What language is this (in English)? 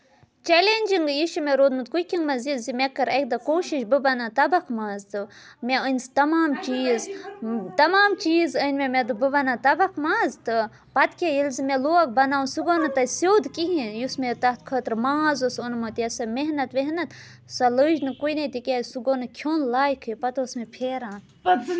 Kashmiri